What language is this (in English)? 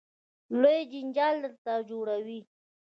Pashto